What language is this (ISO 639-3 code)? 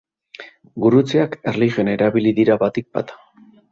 eus